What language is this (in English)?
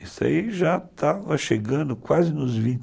Portuguese